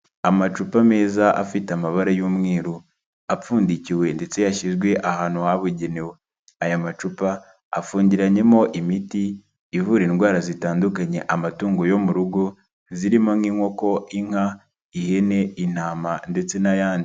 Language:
Kinyarwanda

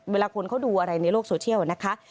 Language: Thai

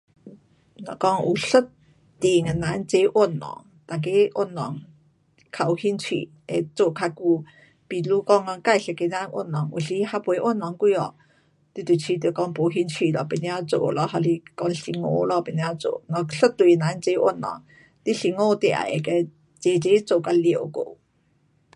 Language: Pu-Xian Chinese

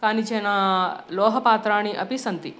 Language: Sanskrit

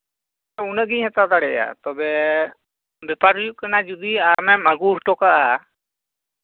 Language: Santali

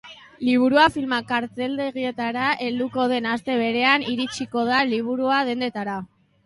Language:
Basque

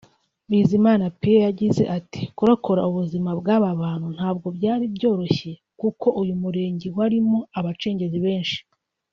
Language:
Kinyarwanda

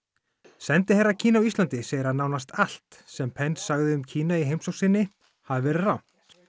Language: Icelandic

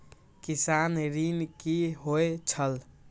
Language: Maithili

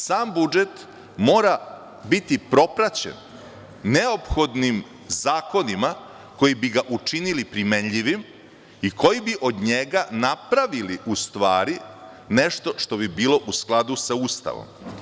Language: Serbian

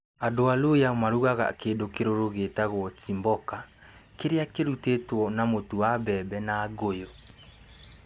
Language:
Kikuyu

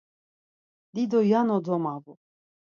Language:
Laz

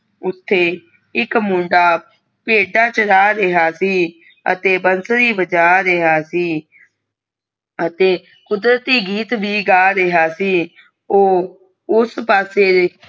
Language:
Punjabi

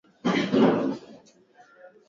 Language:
Swahili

